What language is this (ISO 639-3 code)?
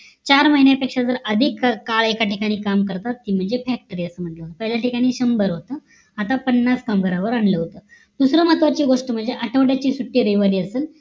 mar